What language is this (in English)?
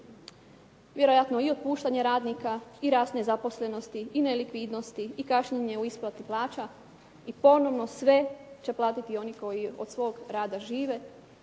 Croatian